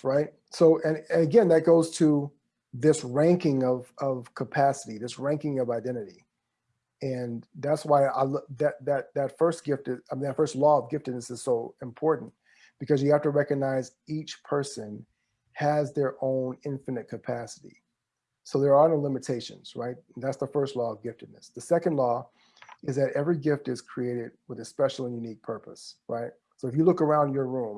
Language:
English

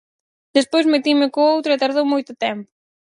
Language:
Galician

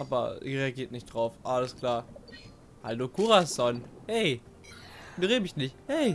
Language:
German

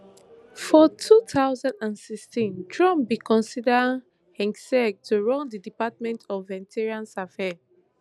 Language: Nigerian Pidgin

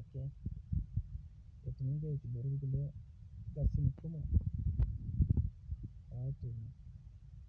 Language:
Masai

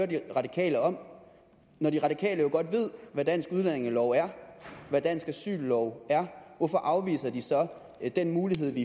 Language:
Danish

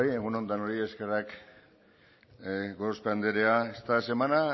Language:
Basque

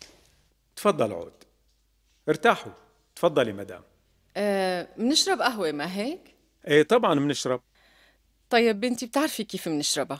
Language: Arabic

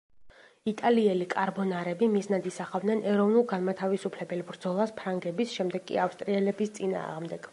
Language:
Georgian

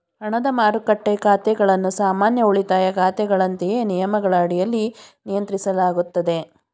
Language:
Kannada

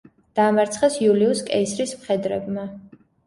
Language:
Georgian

